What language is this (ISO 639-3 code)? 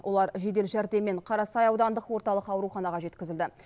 kaz